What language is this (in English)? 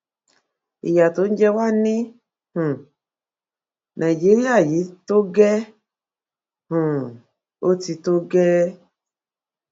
Yoruba